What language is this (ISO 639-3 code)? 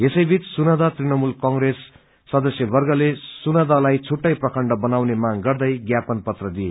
nep